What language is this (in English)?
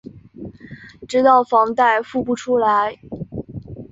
Chinese